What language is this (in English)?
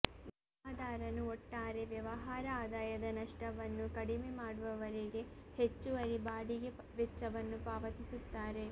Kannada